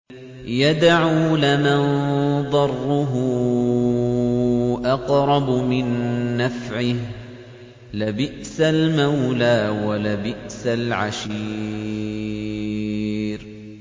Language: Arabic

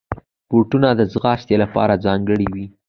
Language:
Pashto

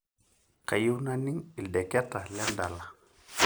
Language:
Masai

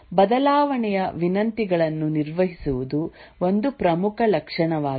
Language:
Kannada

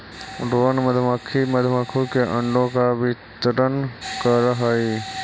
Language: Magahi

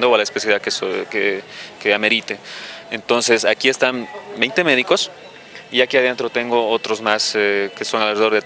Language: Spanish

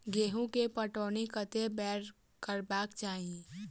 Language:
Maithili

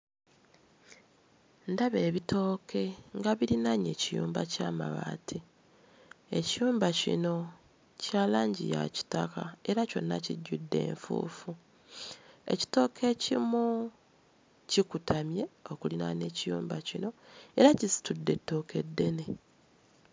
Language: Ganda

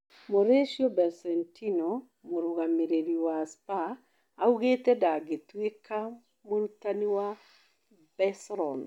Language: Kikuyu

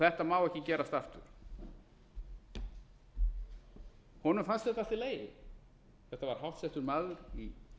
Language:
Icelandic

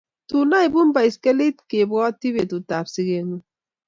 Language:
Kalenjin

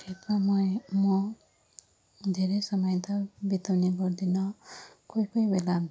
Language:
Nepali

